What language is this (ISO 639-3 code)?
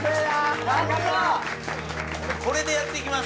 jpn